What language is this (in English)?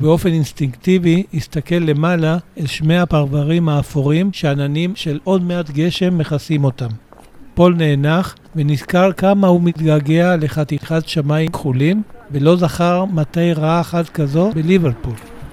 Hebrew